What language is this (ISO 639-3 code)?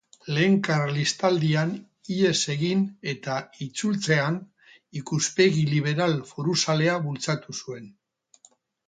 eus